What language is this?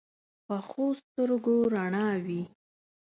Pashto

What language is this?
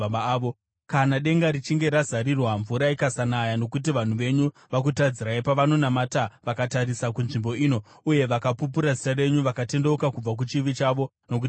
Shona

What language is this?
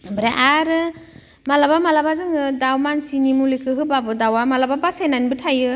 Bodo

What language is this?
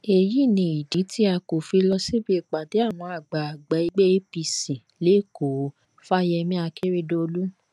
Yoruba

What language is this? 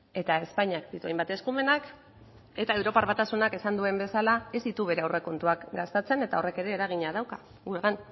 Basque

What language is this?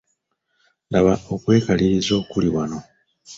Ganda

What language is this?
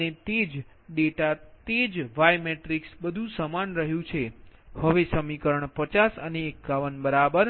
Gujarati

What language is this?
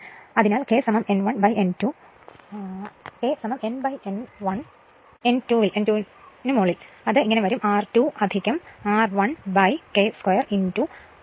Malayalam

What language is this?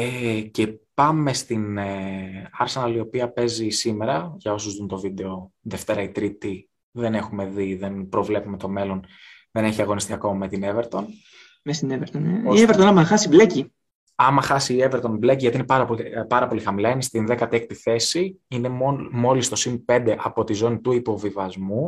Greek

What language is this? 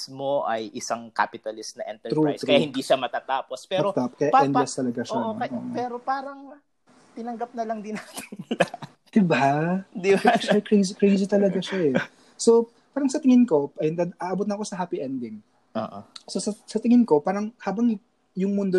Filipino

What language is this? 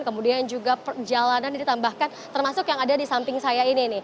Indonesian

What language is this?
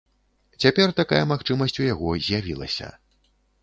Belarusian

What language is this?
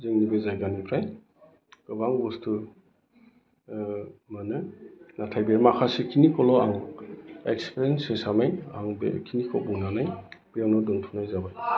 Bodo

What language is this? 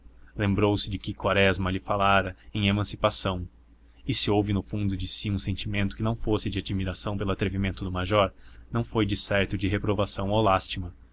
Portuguese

